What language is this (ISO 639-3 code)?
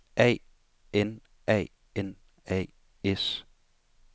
dan